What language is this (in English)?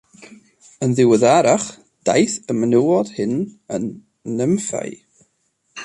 Welsh